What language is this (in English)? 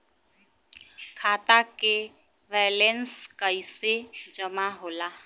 Bhojpuri